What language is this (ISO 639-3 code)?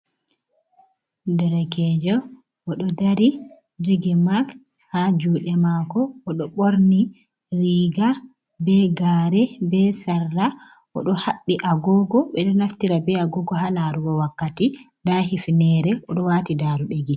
ful